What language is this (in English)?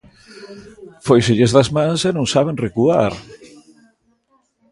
Galician